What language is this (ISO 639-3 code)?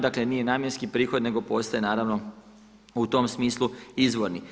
hrv